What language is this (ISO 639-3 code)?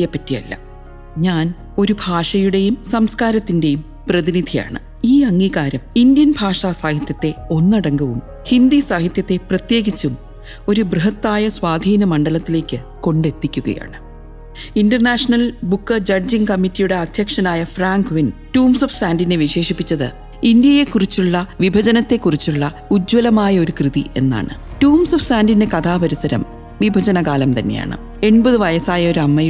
mal